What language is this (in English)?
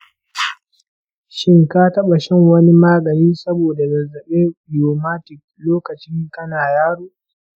Hausa